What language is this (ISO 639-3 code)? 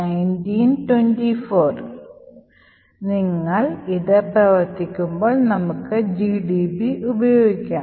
mal